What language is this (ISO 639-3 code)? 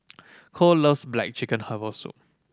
eng